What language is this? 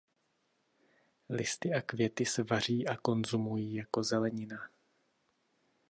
Czech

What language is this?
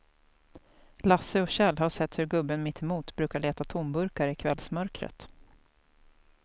Swedish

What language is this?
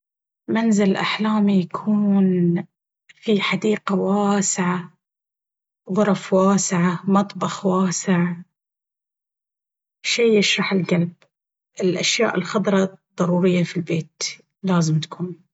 Baharna Arabic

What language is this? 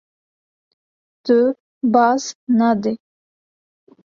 Kurdish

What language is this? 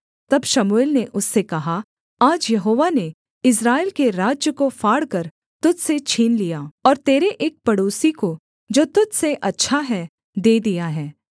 Hindi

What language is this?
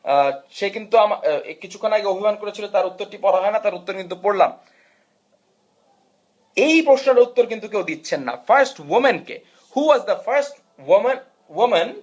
Bangla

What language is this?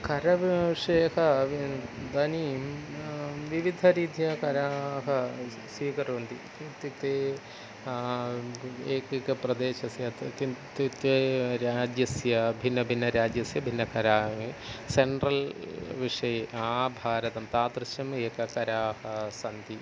Sanskrit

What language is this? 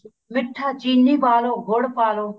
Punjabi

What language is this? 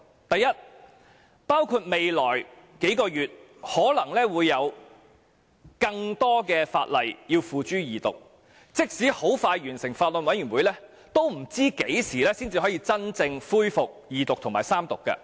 Cantonese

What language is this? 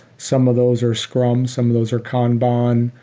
English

